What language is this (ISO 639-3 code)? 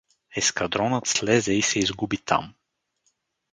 bul